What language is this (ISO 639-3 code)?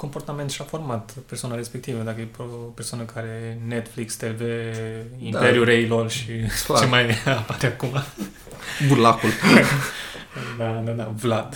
ron